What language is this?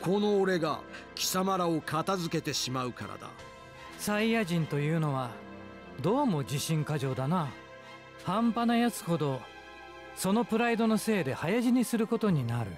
Japanese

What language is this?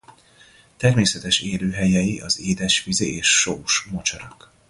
Hungarian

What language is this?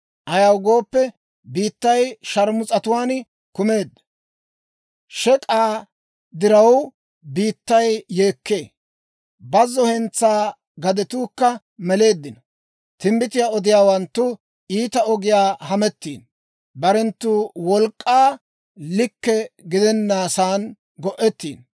Dawro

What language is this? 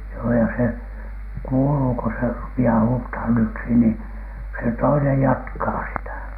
Finnish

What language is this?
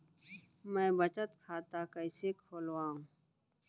Chhattisgarhi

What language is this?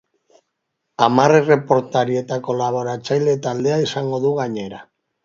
Basque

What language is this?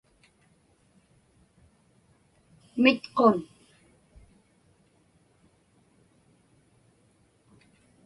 Inupiaq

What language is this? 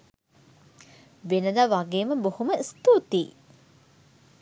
Sinhala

